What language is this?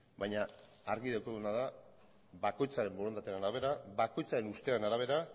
Basque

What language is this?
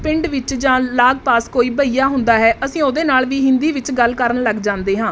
Punjabi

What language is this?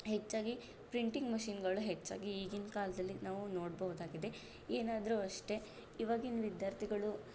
Kannada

